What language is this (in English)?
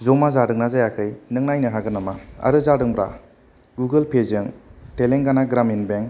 Bodo